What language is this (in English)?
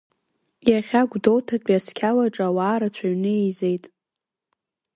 Abkhazian